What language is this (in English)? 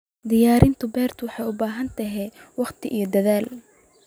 Somali